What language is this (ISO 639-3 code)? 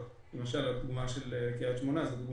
heb